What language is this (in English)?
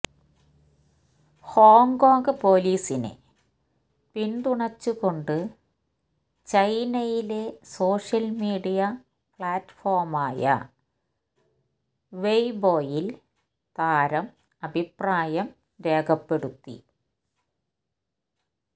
Malayalam